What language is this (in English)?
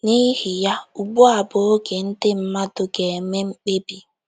Igbo